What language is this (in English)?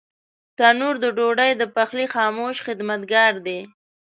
Pashto